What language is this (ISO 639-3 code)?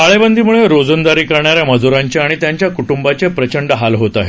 mar